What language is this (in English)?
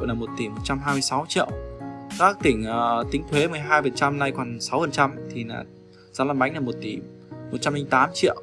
Vietnamese